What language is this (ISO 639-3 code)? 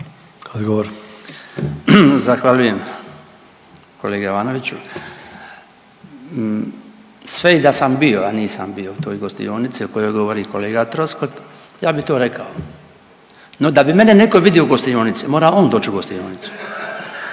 hrv